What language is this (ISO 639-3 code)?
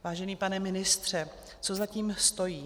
ces